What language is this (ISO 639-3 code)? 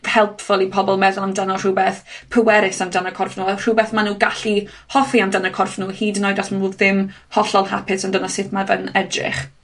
cym